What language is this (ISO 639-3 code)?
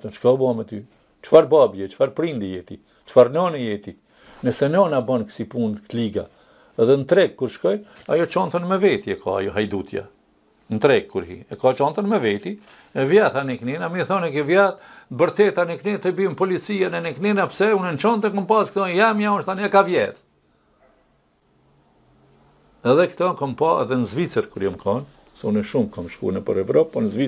ron